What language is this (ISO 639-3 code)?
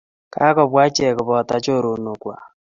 kln